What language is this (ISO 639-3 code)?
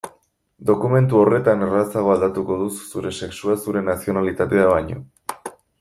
eus